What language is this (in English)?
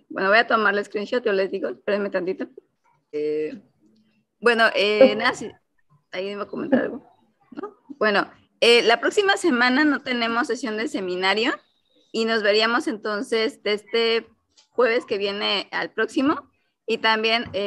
Spanish